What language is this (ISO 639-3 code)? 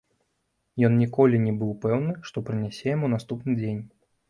bel